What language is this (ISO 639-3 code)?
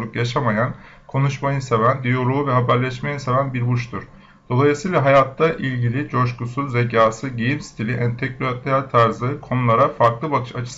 tur